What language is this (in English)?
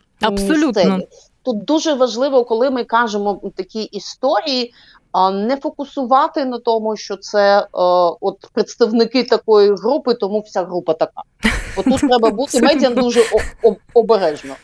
Ukrainian